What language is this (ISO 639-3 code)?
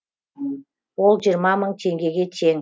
kaz